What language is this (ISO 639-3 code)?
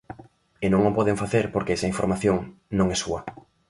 glg